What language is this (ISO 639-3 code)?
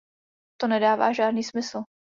ces